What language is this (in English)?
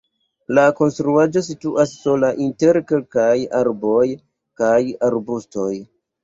Esperanto